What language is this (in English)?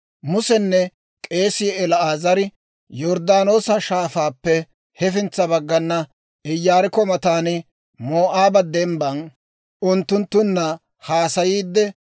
Dawro